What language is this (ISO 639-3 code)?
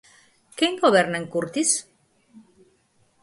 glg